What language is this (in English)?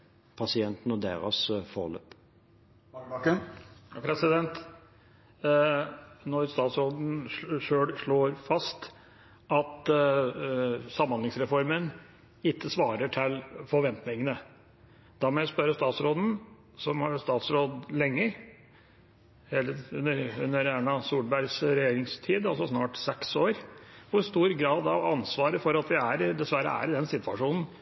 Norwegian